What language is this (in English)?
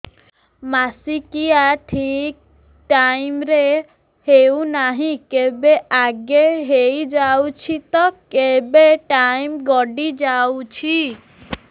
Odia